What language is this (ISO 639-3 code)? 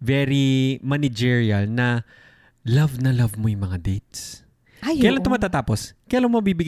fil